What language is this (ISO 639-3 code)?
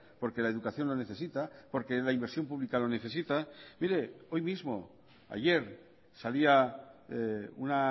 spa